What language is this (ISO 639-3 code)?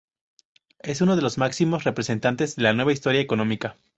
spa